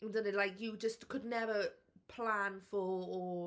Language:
Welsh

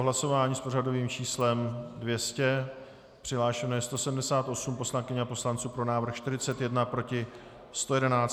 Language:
Czech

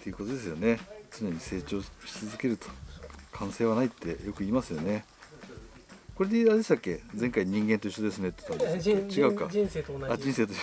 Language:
Japanese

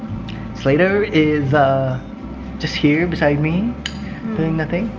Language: English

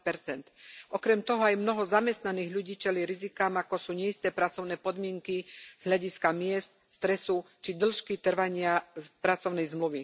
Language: Slovak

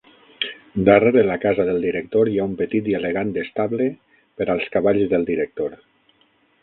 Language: Catalan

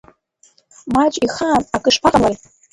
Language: Abkhazian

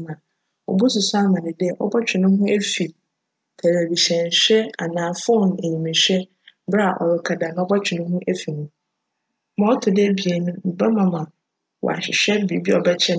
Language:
Akan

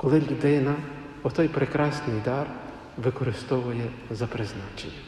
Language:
Ukrainian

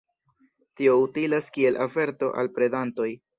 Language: Esperanto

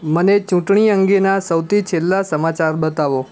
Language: Gujarati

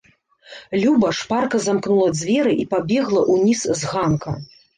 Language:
Belarusian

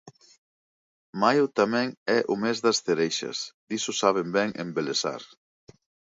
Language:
Galician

